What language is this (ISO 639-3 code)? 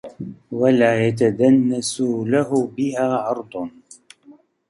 ara